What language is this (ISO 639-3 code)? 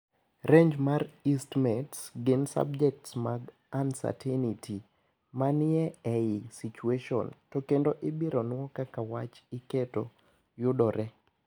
luo